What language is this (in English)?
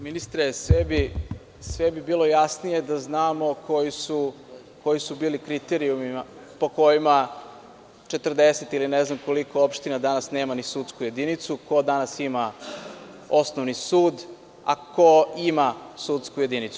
Serbian